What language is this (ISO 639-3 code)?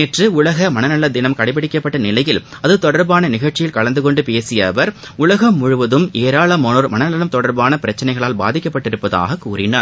tam